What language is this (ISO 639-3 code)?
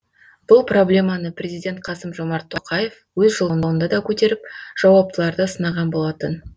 kaz